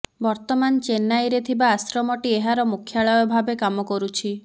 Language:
Odia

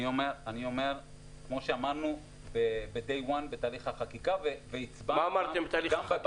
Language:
Hebrew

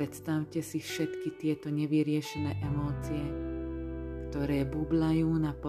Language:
Slovak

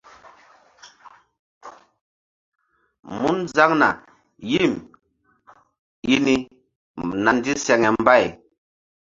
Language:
Mbum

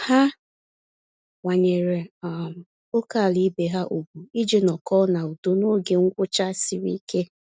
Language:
Igbo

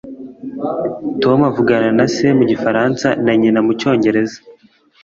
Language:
Kinyarwanda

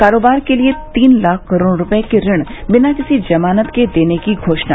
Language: Hindi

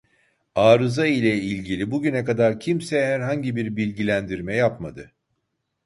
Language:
Turkish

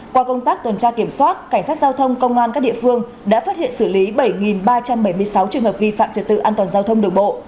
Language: Vietnamese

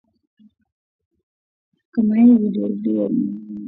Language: Swahili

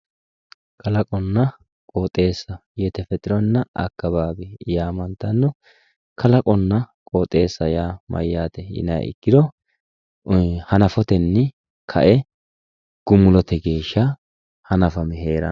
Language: Sidamo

